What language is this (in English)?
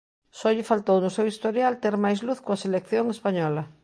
Galician